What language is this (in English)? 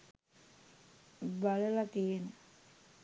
Sinhala